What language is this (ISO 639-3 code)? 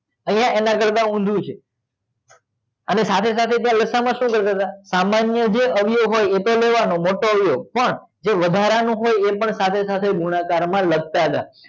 guj